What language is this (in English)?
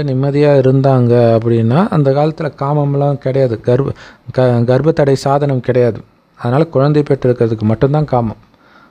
Tamil